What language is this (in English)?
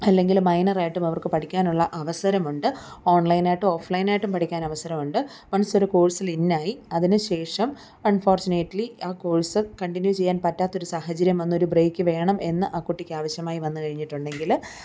Malayalam